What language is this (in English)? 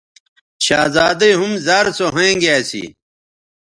Bateri